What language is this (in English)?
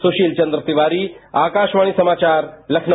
Hindi